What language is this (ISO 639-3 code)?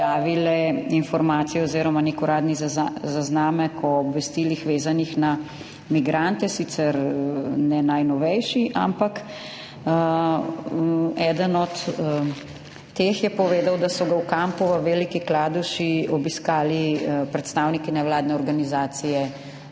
slv